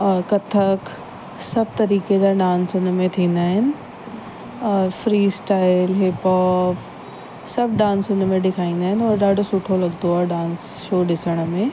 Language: Sindhi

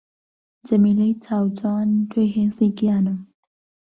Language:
Central Kurdish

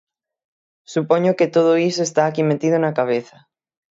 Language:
Galician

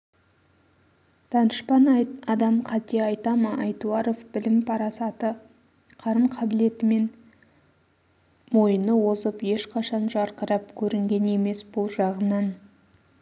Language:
Kazakh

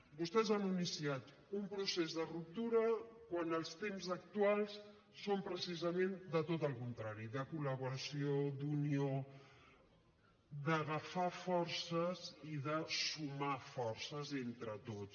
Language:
Catalan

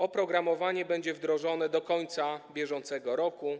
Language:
Polish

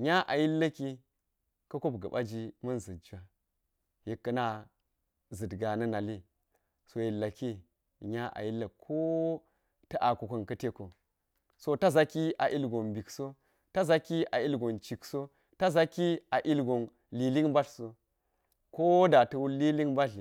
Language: Geji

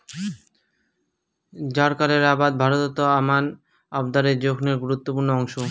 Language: Bangla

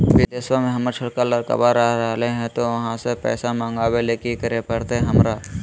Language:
Magahi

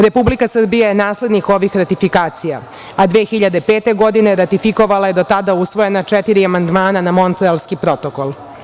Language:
Serbian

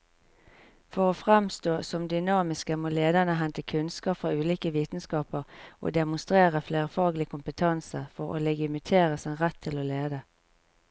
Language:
Norwegian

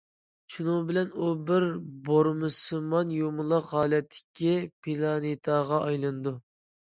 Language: Uyghur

